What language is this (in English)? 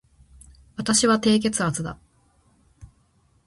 Japanese